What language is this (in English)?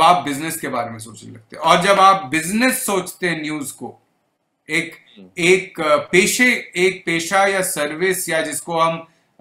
Hindi